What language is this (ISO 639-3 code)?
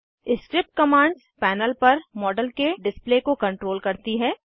hin